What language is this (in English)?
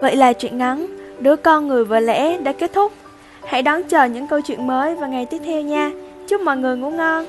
Vietnamese